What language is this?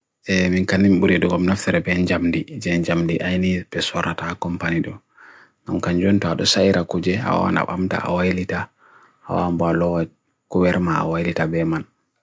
Bagirmi Fulfulde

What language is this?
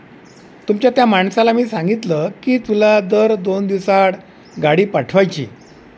Marathi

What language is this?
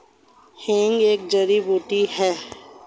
Hindi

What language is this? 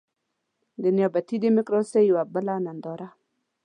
Pashto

